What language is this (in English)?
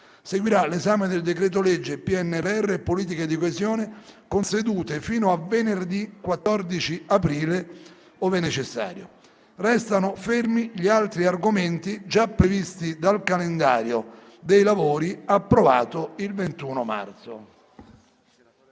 Italian